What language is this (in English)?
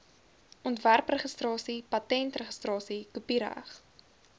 Afrikaans